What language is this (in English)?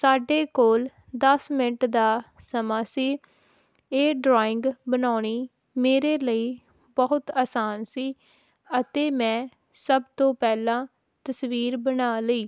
Punjabi